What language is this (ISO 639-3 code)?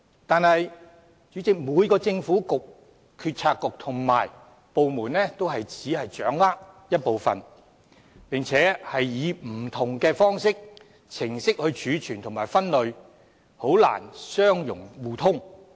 yue